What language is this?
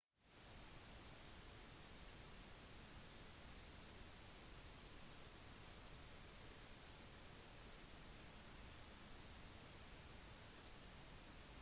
Norwegian Bokmål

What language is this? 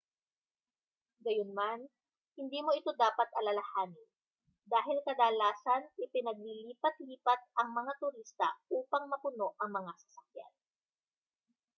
Filipino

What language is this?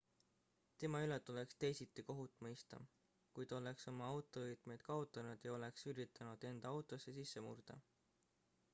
Estonian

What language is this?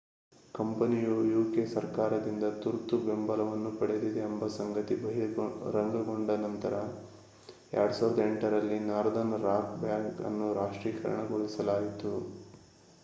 Kannada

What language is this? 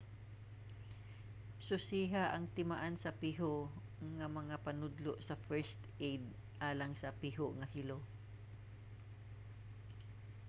Cebuano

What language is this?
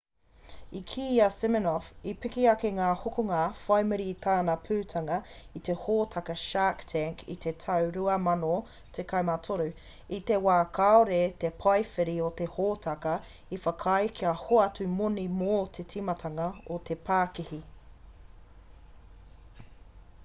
Māori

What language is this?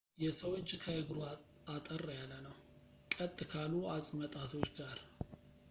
Amharic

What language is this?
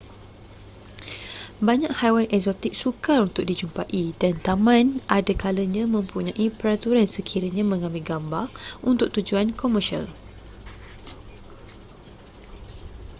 Malay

